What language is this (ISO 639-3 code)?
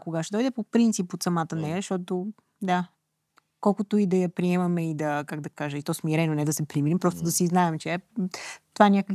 bul